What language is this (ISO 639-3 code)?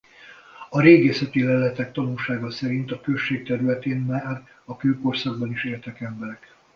hun